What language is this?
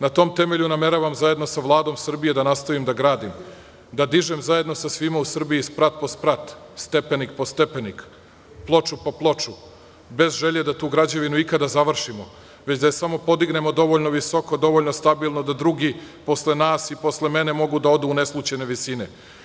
Serbian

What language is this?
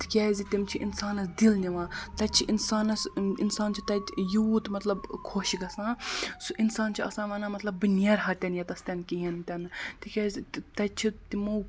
Kashmiri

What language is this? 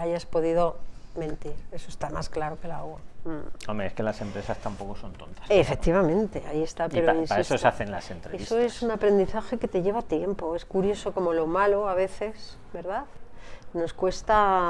Spanish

